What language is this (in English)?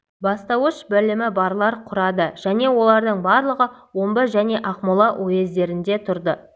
Kazakh